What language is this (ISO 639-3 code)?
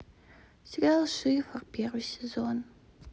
rus